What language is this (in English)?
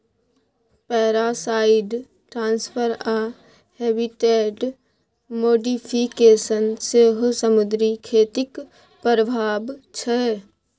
Maithili